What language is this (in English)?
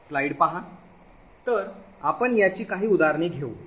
Marathi